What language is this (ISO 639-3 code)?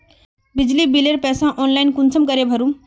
mag